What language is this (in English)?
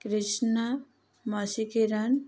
Odia